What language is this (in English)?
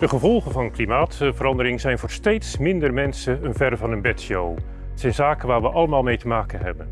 Dutch